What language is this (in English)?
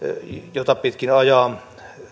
Finnish